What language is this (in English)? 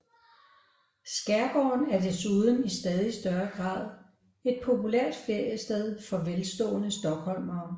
Danish